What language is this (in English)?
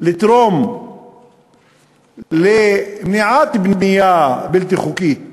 Hebrew